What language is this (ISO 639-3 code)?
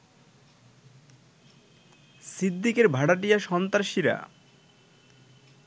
ben